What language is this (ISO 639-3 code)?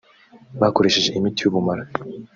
kin